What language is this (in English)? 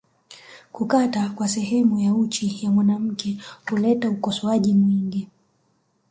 Swahili